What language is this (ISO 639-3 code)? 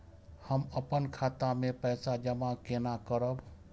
mai